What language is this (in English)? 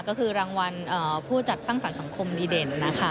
Thai